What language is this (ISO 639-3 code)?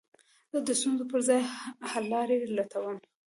pus